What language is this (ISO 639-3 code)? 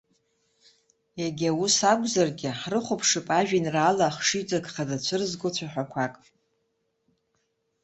abk